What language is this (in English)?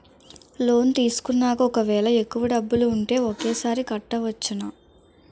Telugu